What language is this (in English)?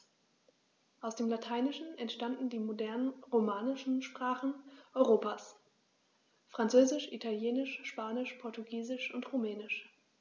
German